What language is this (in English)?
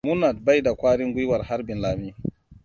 Hausa